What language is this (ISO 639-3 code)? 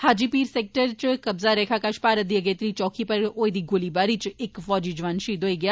doi